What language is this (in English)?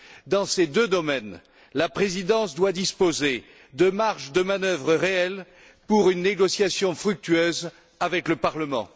French